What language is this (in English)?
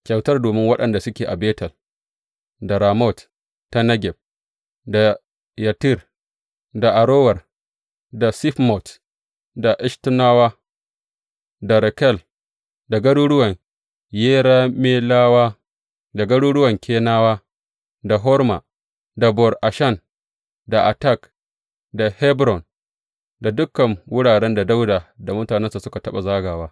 Hausa